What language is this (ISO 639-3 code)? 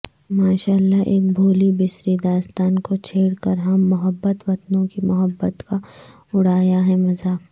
urd